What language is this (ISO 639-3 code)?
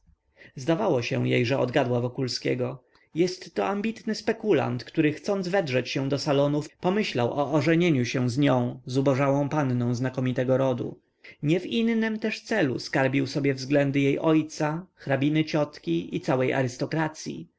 pol